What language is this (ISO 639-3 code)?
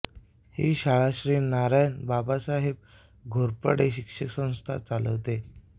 mar